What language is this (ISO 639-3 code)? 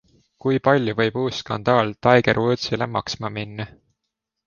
est